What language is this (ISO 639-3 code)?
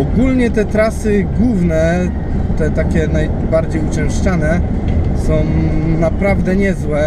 pol